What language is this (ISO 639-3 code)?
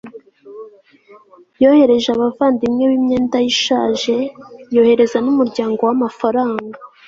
kin